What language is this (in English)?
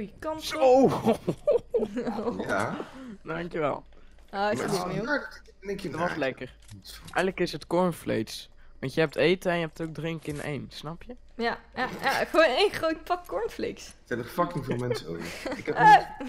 Dutch